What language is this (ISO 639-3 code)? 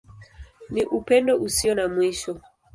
swa